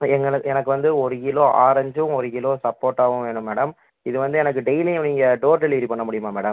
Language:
Tamil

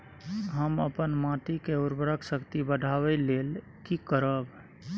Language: Maithili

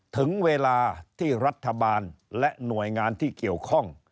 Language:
Thai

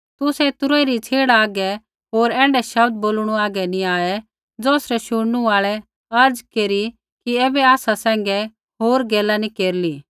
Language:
Kullu Pahari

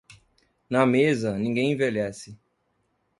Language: Portuguese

